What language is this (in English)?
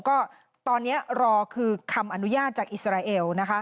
Thai